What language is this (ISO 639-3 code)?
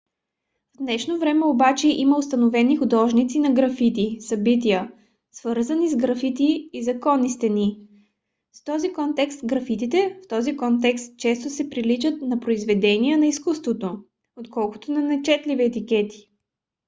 bul